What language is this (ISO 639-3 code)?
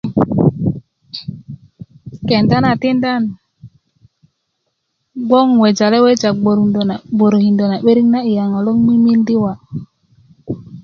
ukv